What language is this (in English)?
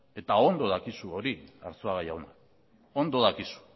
Basque